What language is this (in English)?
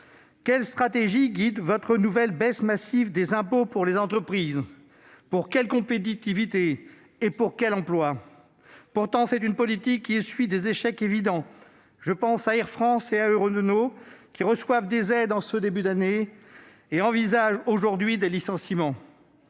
French